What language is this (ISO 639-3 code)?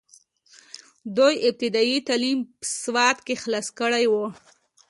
pus